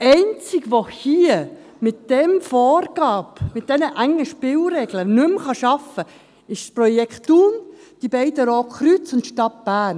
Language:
Swiss German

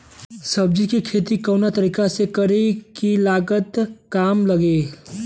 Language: Bhojpuri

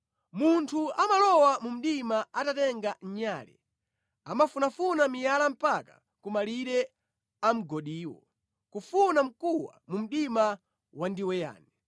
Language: Nyanja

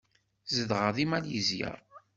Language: Kabyle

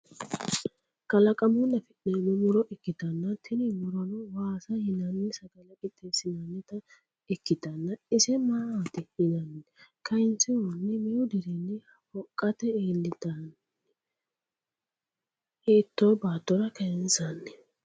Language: Sidamo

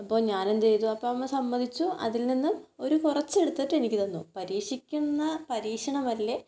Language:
Malayalam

